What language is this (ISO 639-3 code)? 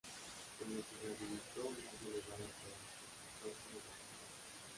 spa